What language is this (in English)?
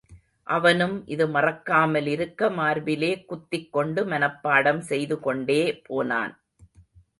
Tamil